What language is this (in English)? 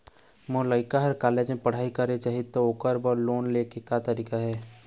Chhattisgarhi